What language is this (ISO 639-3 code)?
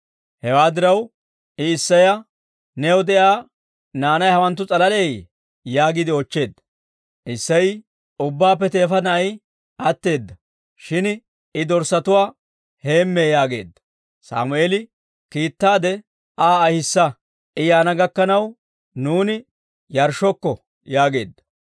dwr